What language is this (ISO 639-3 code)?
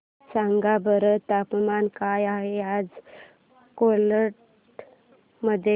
mar